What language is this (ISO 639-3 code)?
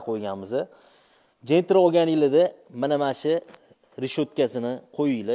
tur